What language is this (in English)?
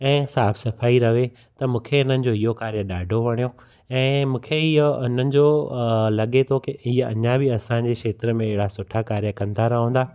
Sindhi